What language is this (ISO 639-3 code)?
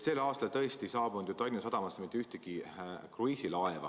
est